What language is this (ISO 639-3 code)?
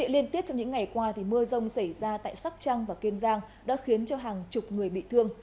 vie